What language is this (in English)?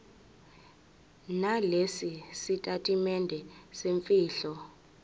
Zulu